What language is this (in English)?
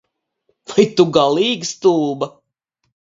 Latvian